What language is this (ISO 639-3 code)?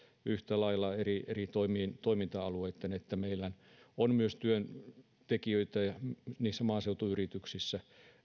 fin